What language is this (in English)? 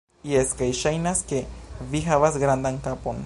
Esperanto